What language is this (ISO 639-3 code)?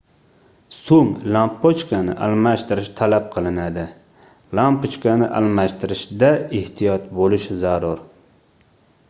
uzb